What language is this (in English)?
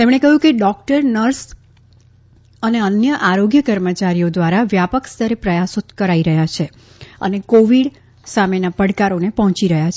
Gujarati